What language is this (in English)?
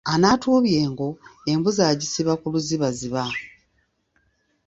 Ganda